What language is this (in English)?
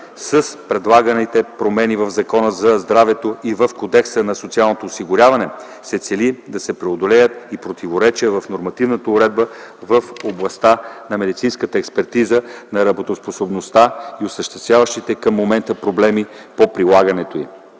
Bulgarian